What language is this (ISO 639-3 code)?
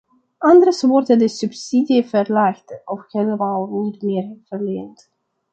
nld